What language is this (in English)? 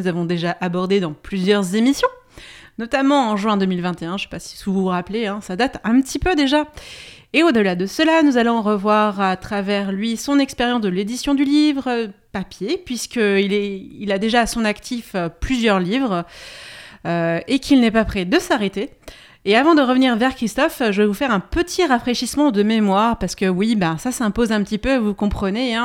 French